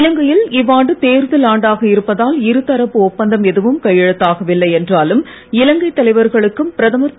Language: Tamil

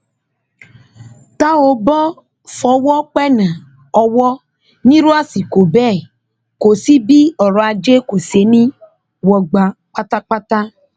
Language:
Yoruba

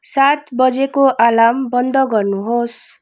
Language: Nepali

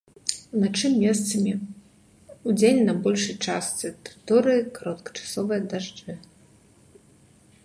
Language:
Belarusian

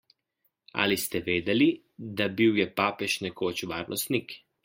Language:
Slovenian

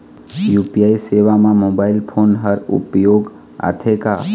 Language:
Chhattisgarhi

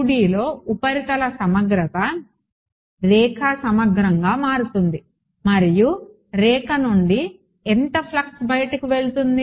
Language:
Telugu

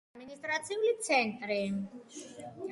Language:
Georgian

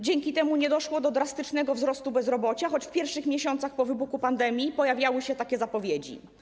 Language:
Polish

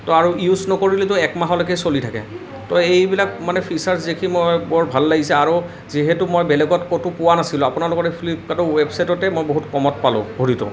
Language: Assamese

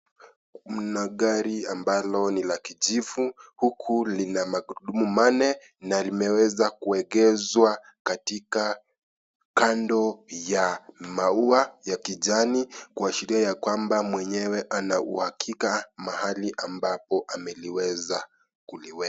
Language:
Swahili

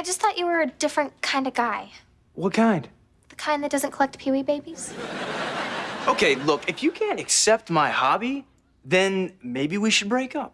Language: English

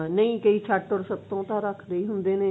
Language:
Punjabi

